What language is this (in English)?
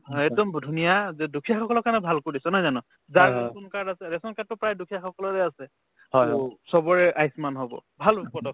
Assamese